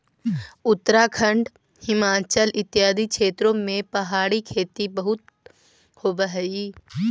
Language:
Magahi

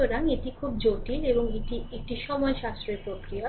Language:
Bangla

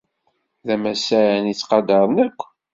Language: Kabyle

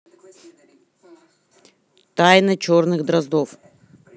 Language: Russian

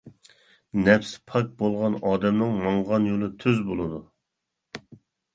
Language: Uyghur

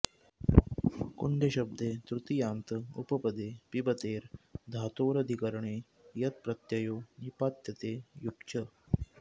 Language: Sanskrit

